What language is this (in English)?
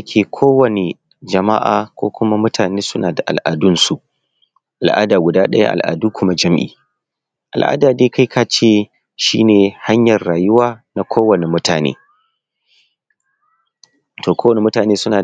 Hausa